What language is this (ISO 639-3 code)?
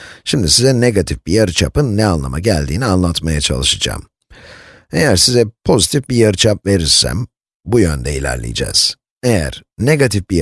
tur